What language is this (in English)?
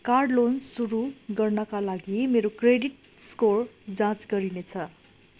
Nepali